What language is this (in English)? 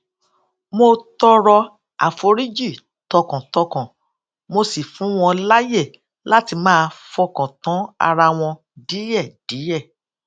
Yoruba